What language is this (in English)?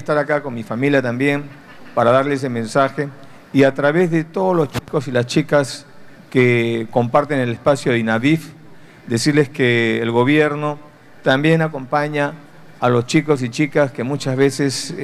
Spanish